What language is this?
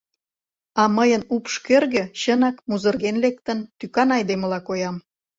Mari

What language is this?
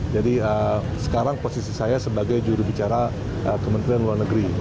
Indonesian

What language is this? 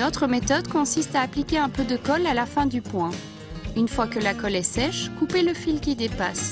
French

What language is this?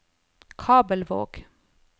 Norwegian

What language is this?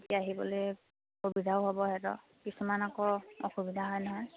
Assamese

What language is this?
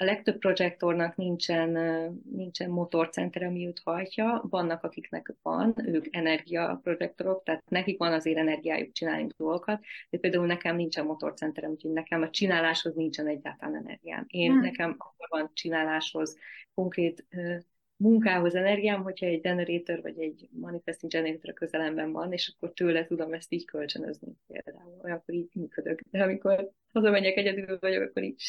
Hungarian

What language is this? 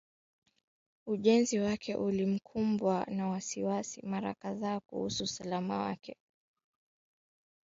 Swahili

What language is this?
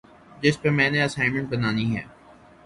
Urdu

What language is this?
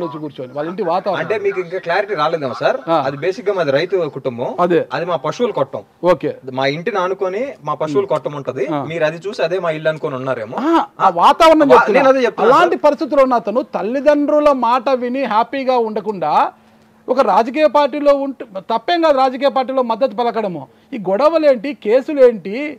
Telugu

